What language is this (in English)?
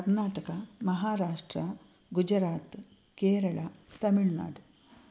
Sanskrit